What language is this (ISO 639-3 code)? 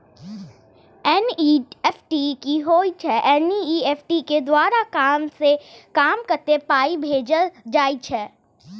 mai